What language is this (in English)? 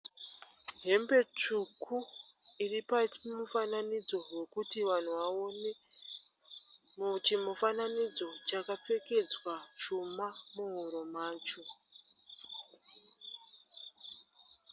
Shona